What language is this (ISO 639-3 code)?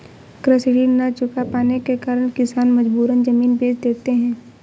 hin